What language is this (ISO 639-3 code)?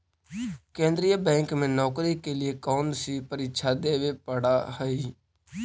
mag